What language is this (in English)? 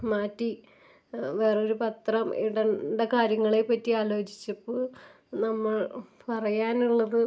Malayalam